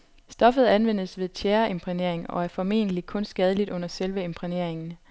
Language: Danish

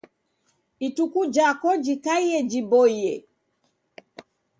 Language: Taita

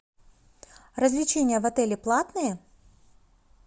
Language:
Russian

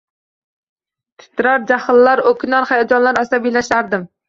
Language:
Uzbek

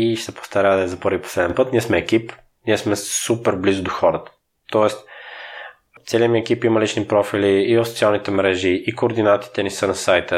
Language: Bulgarian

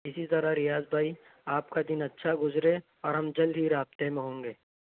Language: Urdu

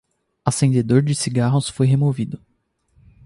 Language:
Portuguese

